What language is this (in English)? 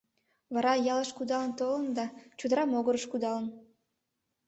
Mari